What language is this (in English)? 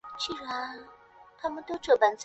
Chinese